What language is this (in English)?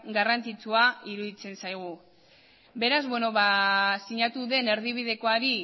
Basque